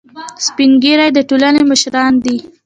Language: Pashto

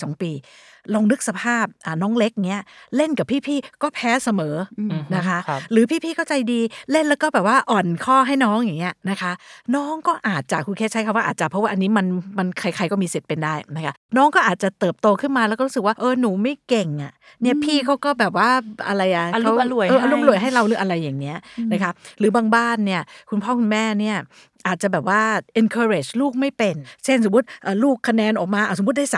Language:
Thai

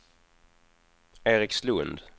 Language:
Swedish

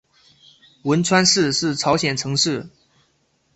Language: Chinese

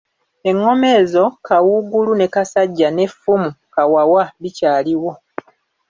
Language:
Ganda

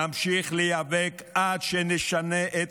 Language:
Hebrew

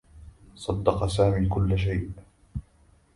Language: Arabic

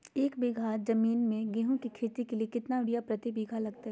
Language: Magahi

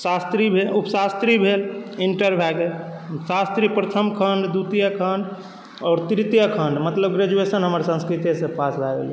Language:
Maithili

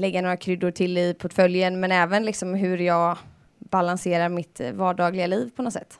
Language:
Swedish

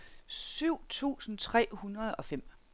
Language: Danish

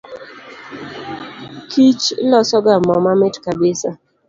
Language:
Luo (Kenya and Tanzania)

